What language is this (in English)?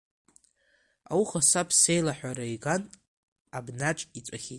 Abkhazian